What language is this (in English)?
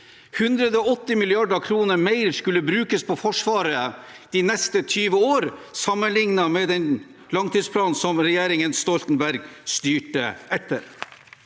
Norwegian